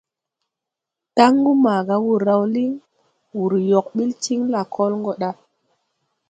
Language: Tupuri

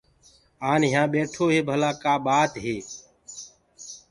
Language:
Gurgula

